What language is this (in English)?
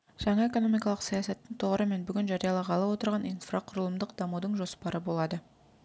Kazakh